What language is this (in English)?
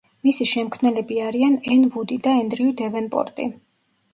Georgian